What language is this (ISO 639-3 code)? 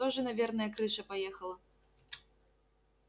rus